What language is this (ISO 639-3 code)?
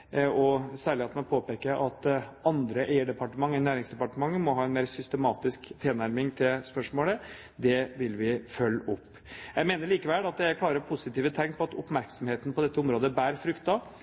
nob